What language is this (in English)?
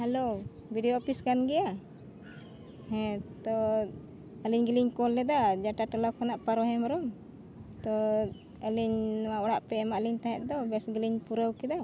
Santali